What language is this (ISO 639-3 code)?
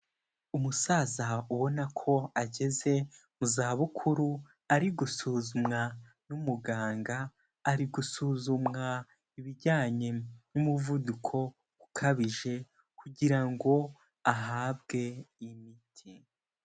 kin